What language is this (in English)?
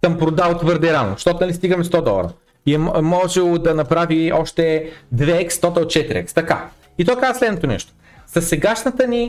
Bulgarian